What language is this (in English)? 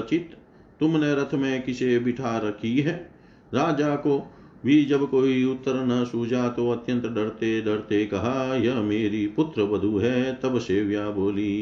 Hindi